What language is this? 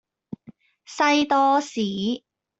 Cantonese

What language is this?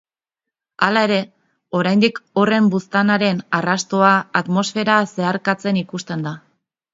Basque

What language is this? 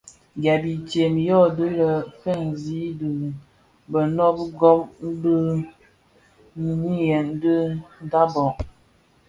Bafia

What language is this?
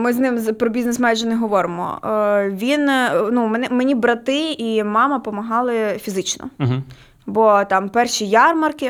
Ukrainian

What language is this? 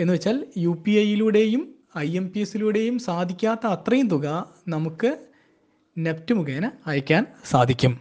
Malayalam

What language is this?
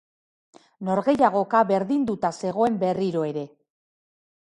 Basque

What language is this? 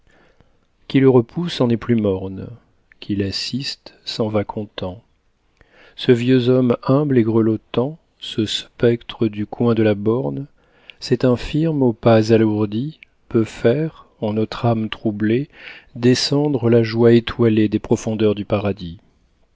French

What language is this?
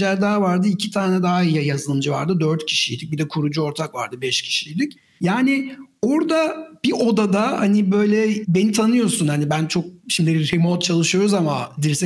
Turkish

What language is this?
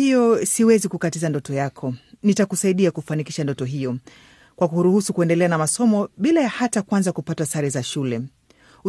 Swahili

